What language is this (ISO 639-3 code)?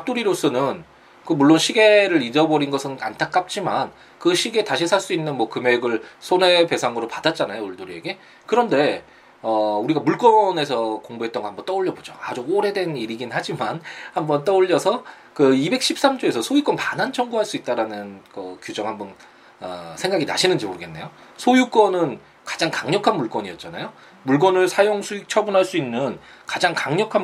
kor